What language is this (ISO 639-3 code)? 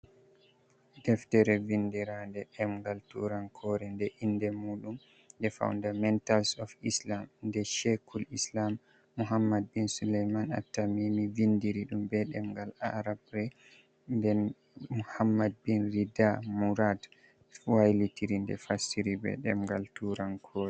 ful